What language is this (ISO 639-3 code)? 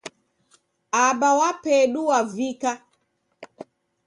dav